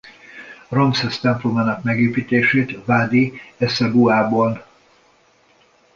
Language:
Hungarian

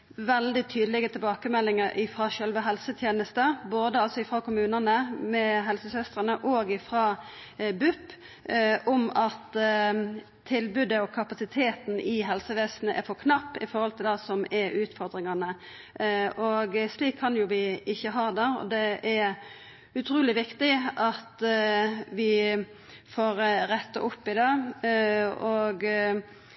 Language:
Norwegian Nynorsk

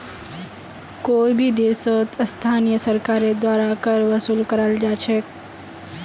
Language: Magahi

